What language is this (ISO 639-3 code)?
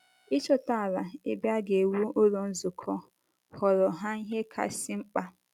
ibo